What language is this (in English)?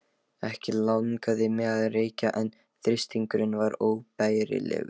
Icelandic